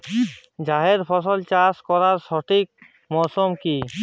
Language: Bangla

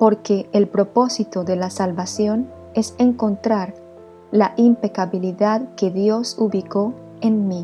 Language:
Spanish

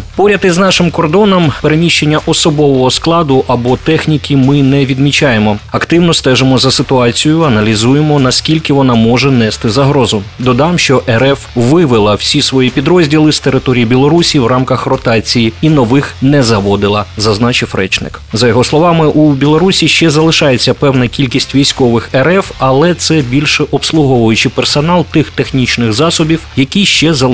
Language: Ukrainian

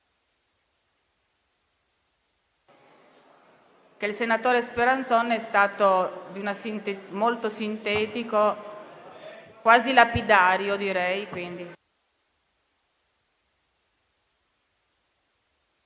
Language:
Italian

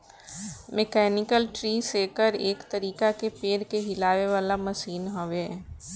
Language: Bhojpuri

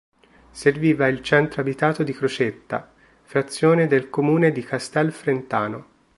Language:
Italian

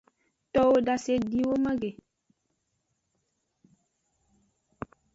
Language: Aja (Benin)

